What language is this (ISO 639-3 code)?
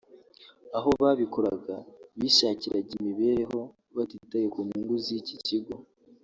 kin